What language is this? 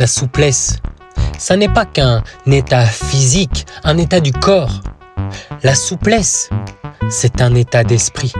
French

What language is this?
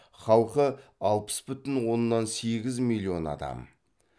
Kazakh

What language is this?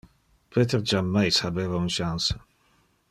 Interlingua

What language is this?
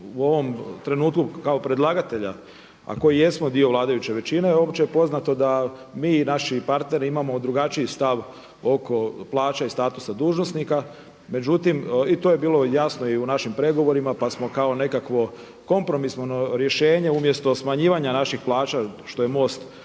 Croatian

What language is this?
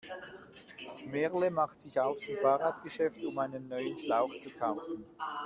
German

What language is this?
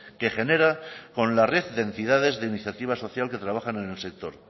Spanish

